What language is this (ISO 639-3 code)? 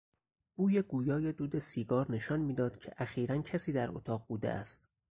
fas